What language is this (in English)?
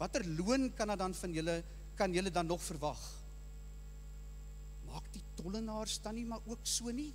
Dutch